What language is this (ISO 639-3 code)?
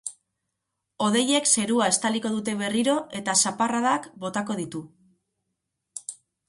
eus